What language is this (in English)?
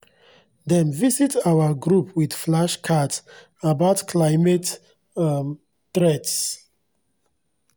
Nigerian Pidgin